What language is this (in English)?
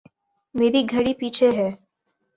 Urdu